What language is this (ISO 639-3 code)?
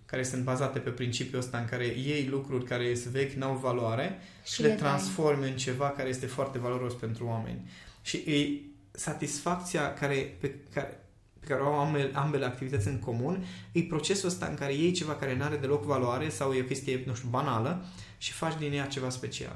ron